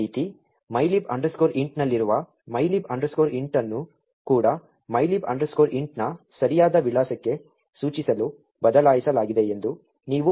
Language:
Kannada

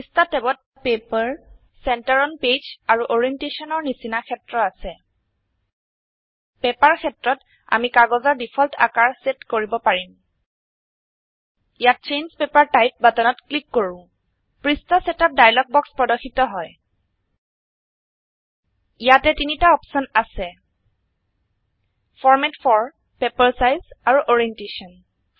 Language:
Assamese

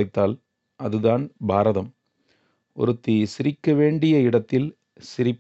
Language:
Tamil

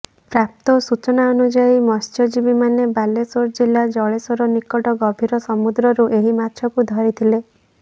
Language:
Odia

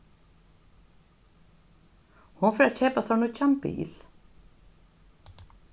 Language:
Faroese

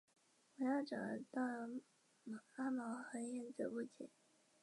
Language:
Chinese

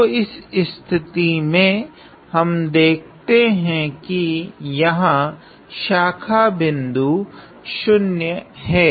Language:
Hindi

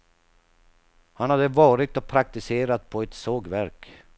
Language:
Swedish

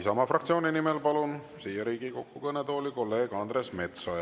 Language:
Estonian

